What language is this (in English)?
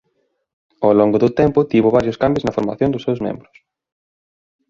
Galician